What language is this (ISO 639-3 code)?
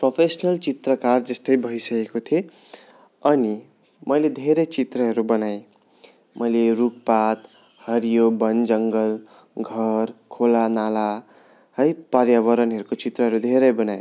nep